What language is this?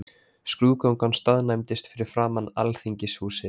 Icelandic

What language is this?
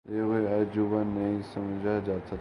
Urdu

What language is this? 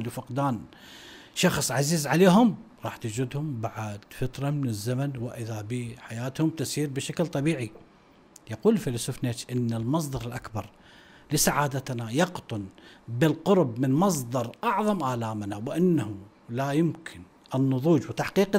Arabic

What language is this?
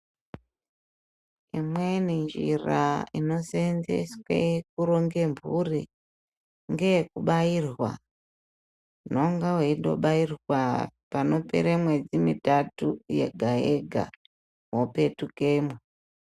Ndau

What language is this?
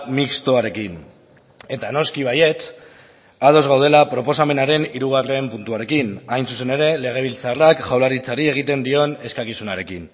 Basque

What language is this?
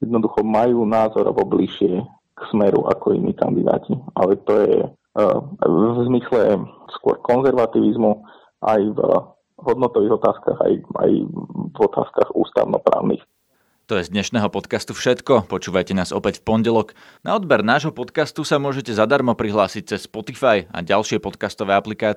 Slovak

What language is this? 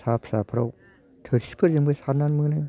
Bodo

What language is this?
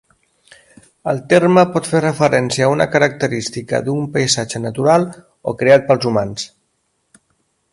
Catalan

